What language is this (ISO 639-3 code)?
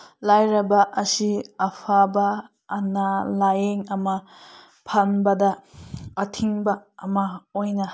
mni